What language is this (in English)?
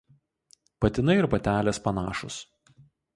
Lithuanian